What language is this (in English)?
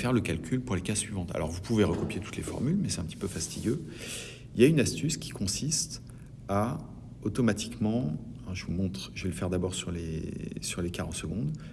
French